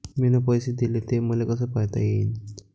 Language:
Marathi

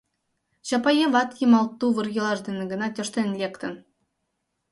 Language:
Mari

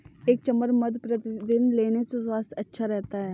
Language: Hindi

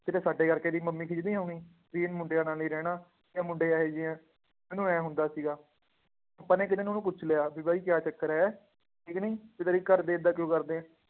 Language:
Punjabi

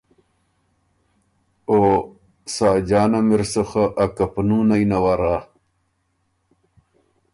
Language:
Ormuri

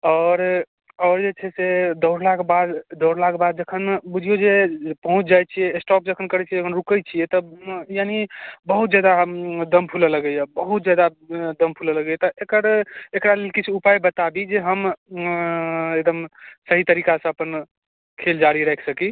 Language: Maithili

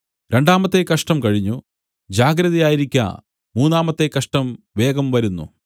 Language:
Malayalam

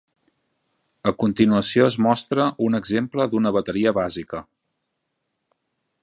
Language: Catalan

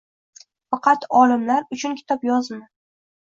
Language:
Uzbek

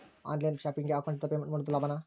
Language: Kannada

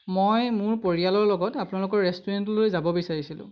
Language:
Assamese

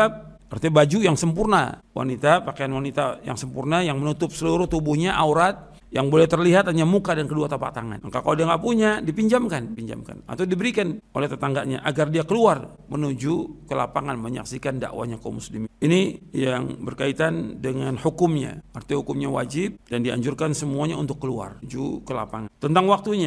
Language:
Indonesian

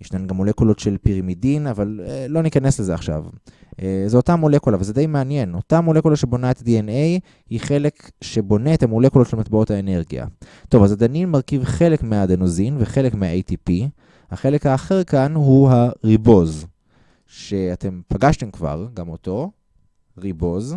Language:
Hebrew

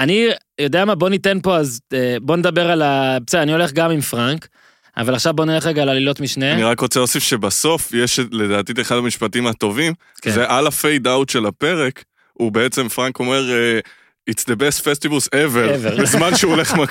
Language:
Hebrew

